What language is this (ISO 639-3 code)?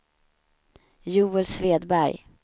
swe